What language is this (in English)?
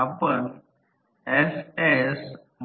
Marathi